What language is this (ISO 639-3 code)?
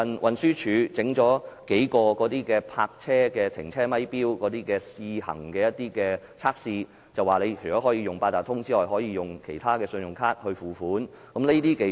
yue